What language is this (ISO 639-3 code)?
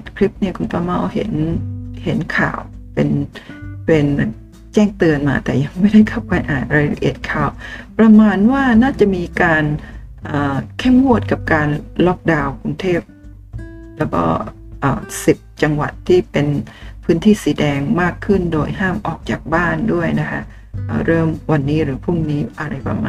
tha